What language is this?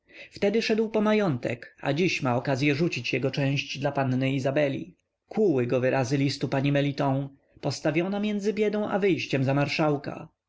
Polish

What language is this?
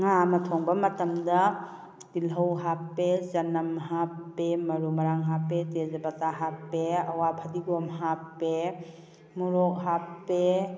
Manipuri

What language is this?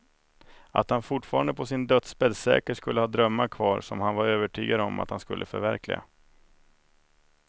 Swedish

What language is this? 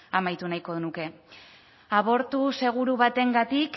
Basque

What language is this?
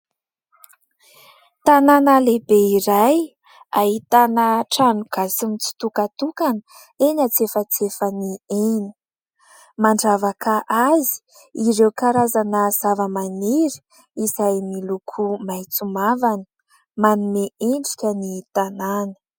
Malagasy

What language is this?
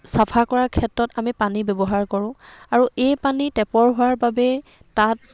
Assamese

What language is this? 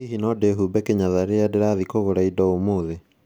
Kikuyu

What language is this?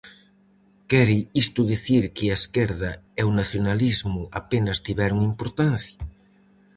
Galician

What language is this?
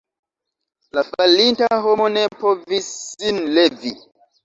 Esperanto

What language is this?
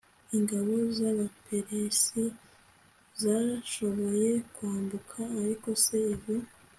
Kinyarwanda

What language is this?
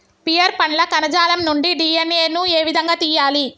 Telugu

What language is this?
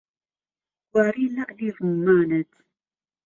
Central Kurdish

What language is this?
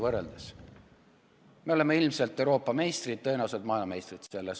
Estonian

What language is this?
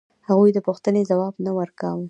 Pashto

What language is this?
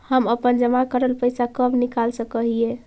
Magahi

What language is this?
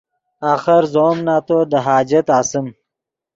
Yidgha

